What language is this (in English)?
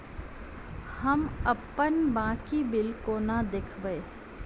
Maithili